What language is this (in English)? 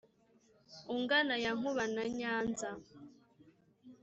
Kinyarwanda